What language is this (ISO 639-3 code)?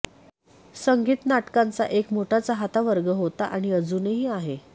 mar